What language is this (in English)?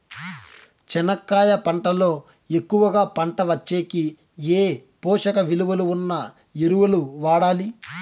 Telugu